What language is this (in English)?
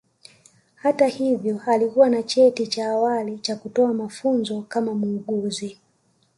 Swahili